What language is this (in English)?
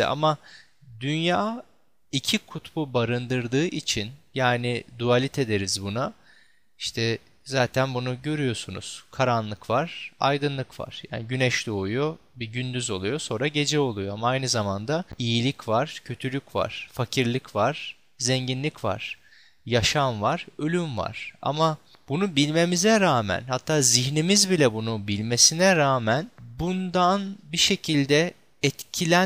Turkish